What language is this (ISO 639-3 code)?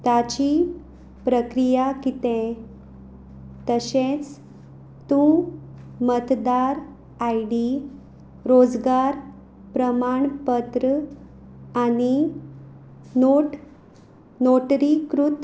kok